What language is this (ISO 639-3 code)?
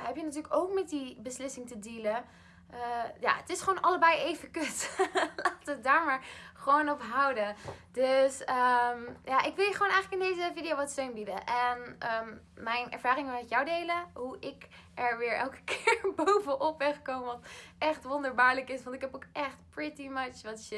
nld